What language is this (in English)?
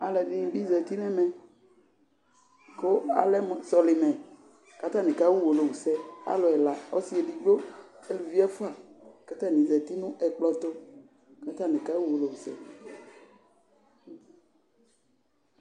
Ikposo